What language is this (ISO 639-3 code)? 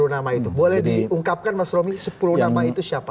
ind